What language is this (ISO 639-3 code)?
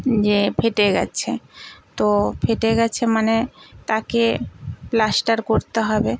ben